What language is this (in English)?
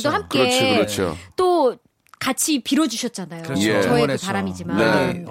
Korean